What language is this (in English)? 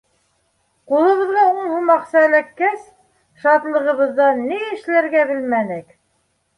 Bashkir